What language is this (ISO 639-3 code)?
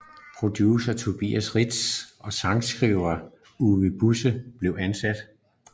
dan